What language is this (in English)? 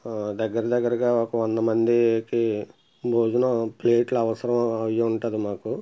Telugu